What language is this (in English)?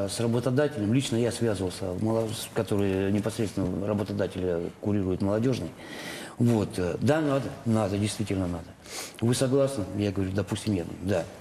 Russian